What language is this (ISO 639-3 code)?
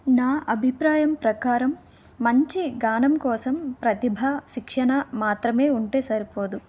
tel